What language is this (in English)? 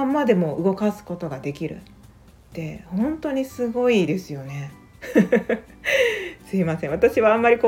Japanese